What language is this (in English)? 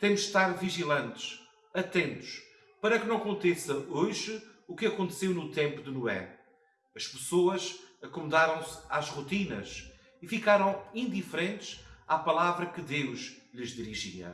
Portuguese